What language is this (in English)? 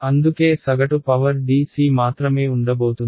Telugu